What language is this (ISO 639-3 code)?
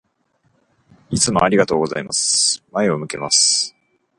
jpn